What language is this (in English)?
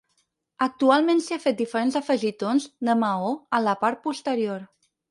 Catalan